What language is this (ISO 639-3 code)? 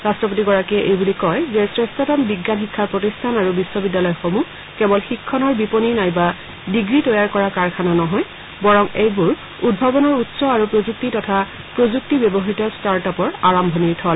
asm